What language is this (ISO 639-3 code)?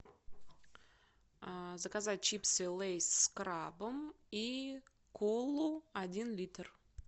rus